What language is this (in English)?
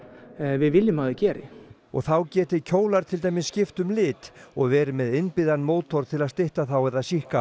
Icelandic